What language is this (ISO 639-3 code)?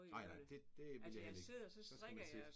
dan